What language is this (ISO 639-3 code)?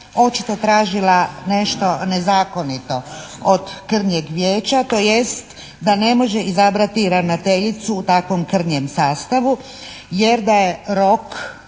hrv